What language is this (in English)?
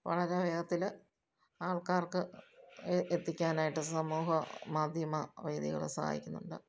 Malayalam